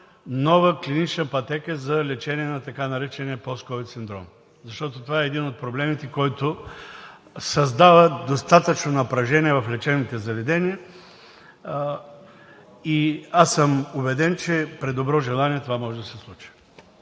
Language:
Bulgarian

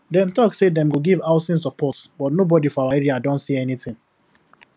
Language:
Nigerian Pidgin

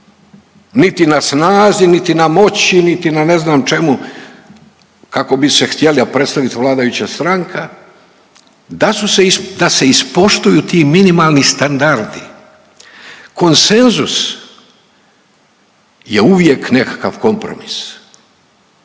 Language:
Croatian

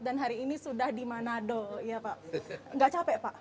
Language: Indonesian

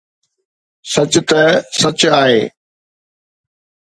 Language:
Sindhi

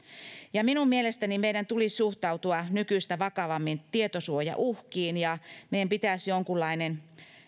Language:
Finnish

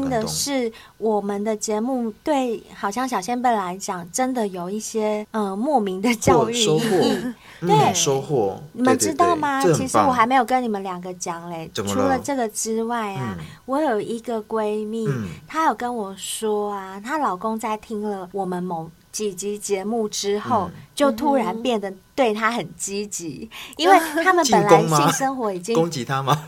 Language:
Chinese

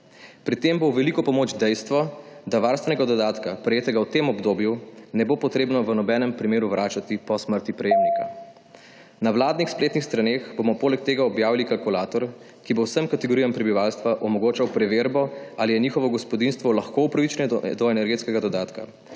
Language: Slovenian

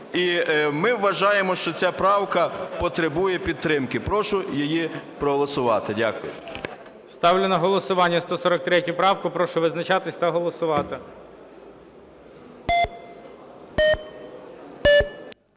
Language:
Ukrainian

